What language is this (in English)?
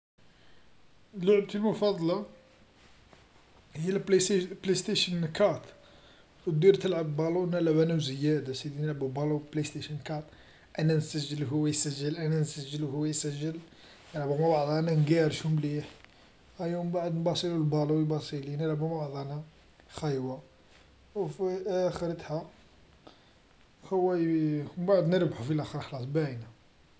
Algerian Arabic